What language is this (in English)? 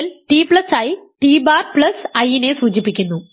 Malayalam